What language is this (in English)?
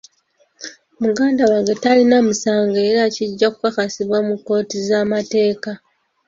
Ganda